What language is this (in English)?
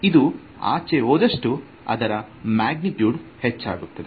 Kannada